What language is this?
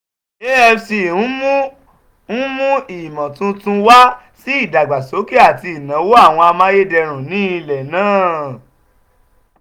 Yoruba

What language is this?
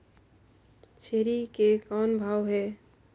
Chhattisgarhi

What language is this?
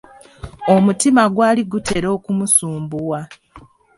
Ganda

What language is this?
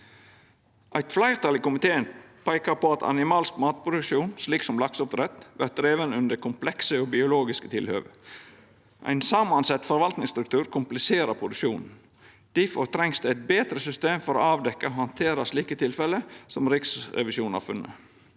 Norwegian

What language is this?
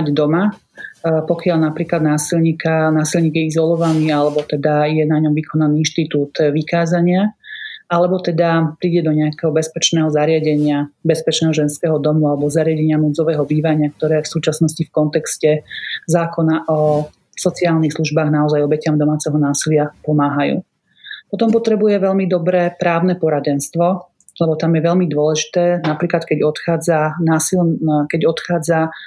Slovak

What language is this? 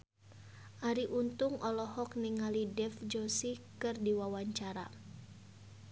Sundanese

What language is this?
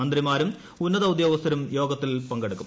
Malayalam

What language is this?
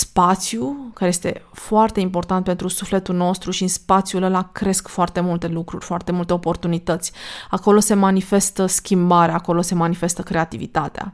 Romanian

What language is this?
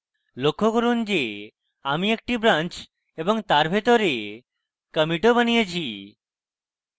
Bangla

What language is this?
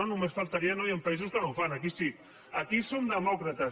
Catalan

